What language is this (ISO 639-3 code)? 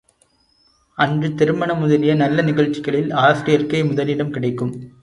tam